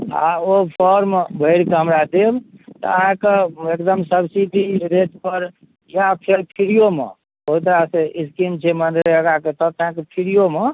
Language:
Maithili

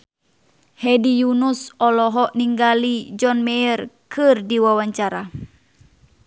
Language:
Sundanese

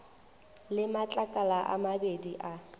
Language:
Northern Sotho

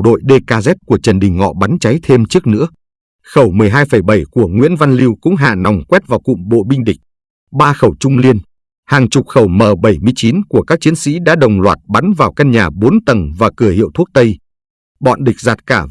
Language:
Vietnamese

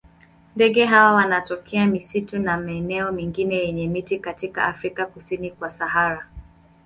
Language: Swahili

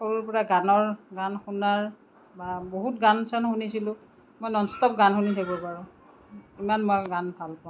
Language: Assamese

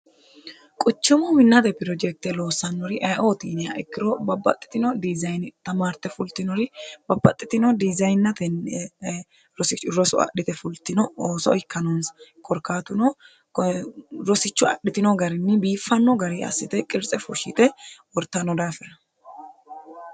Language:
Sidamo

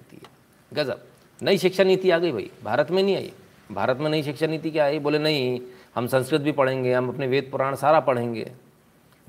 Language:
Hindi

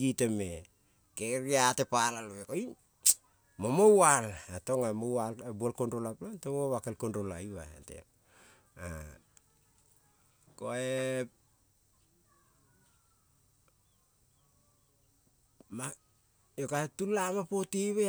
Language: Kol (Papua New Guinea)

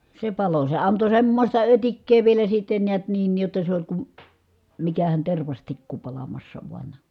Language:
Finnish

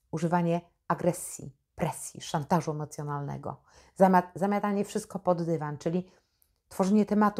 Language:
Polish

